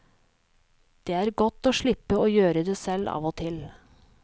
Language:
Norwegian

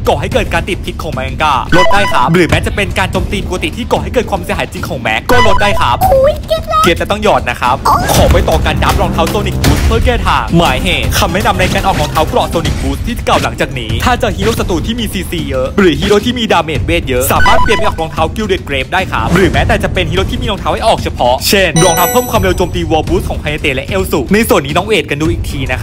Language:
Thai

